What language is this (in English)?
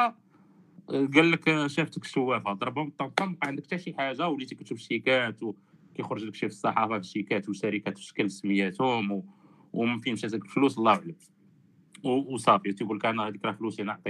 Arabic